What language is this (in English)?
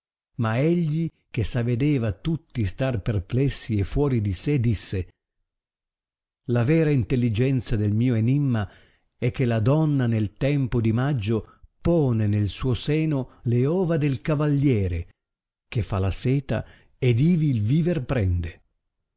Italian